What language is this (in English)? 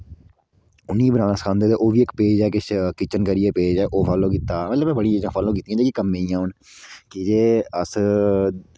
Dogri